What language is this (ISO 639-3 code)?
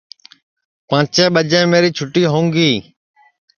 ssi